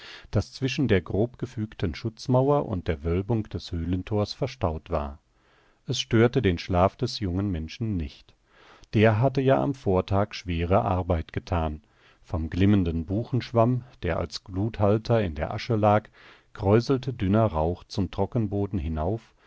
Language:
German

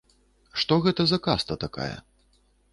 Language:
Belarusian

